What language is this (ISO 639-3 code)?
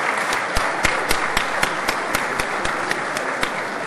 heb